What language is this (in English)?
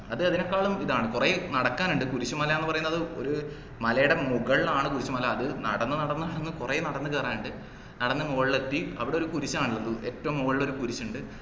Malayalam